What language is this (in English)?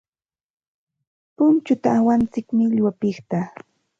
Santa Ana de Tusi Pasco Quechua